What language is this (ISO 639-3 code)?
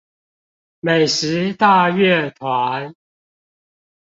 zho